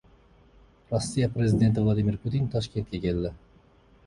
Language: Uzbek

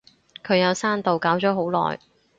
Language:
Cantonese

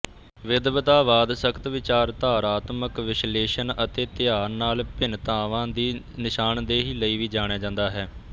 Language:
Punjabi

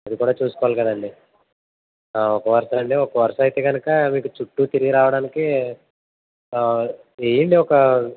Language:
Telugu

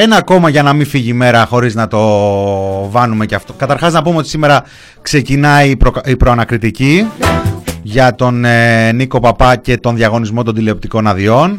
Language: Greek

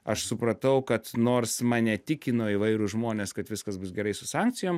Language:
Lithuanian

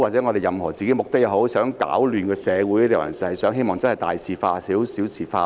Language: Cantonese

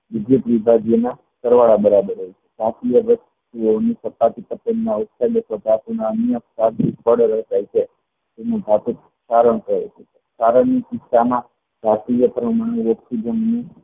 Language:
Gujarati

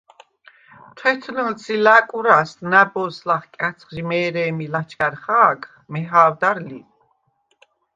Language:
Svan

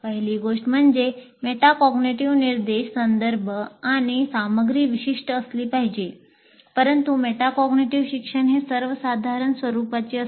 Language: Marathi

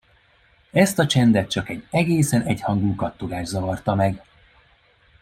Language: Hungarian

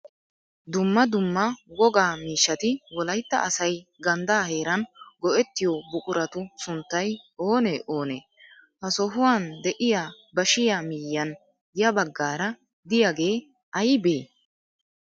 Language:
Wolaytta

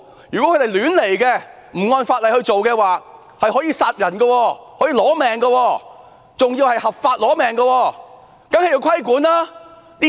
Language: Cantonese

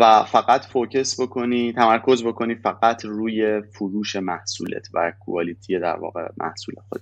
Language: Persian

